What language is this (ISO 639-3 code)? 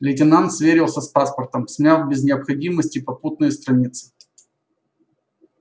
rus